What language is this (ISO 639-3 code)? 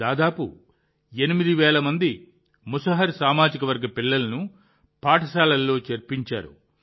tel